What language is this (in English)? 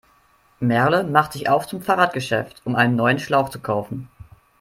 German